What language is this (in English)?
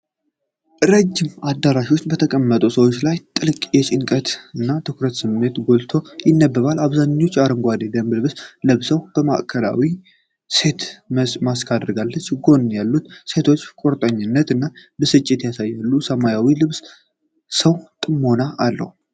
Amharic